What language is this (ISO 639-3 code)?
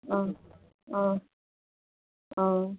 asm